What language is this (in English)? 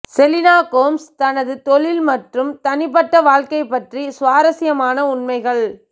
Tamil